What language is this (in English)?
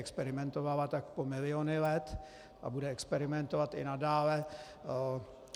Czech